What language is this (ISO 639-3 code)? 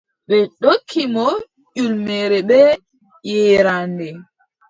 fub